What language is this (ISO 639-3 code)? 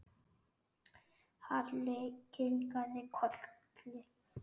isl